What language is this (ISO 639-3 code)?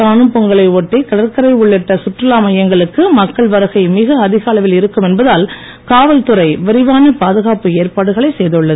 tam